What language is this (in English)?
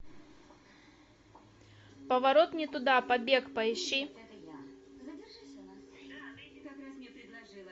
Russian